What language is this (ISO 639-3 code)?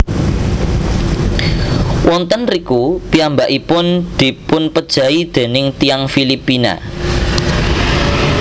jav